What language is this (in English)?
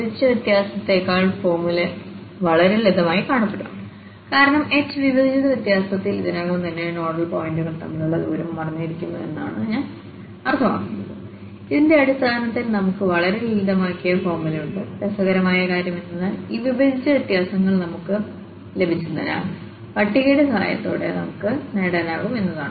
Malayalam